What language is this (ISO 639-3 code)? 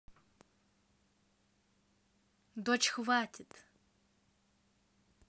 rus